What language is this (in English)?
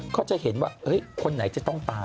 Thai